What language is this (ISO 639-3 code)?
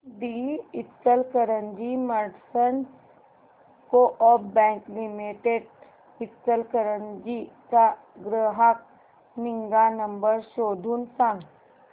mar